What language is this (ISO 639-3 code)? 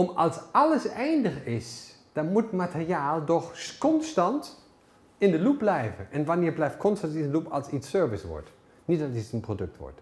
nld